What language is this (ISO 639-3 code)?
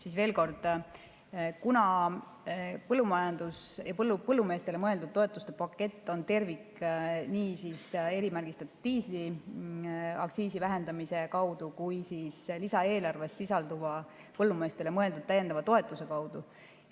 est